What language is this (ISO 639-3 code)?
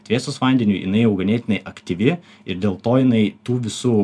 lit